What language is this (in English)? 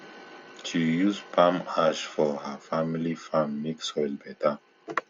Nigerian Pidgin